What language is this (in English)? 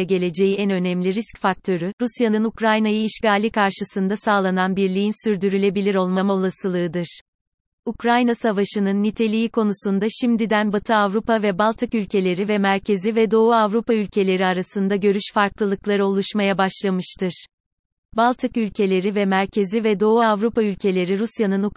Turkish